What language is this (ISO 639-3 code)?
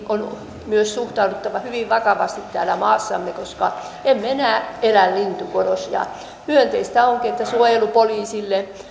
fin